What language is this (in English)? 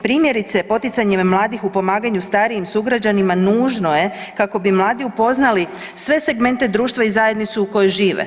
Croatian